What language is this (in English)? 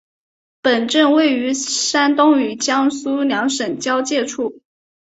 Chinese